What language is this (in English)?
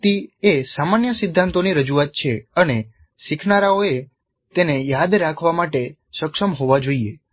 Gujarati